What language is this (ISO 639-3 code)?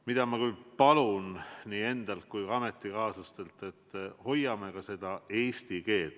est